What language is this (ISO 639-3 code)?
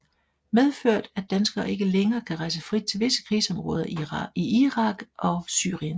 dan